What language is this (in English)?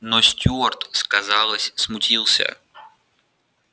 Russian